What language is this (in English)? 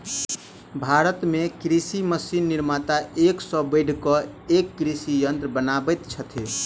Maithili